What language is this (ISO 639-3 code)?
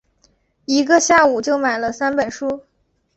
zho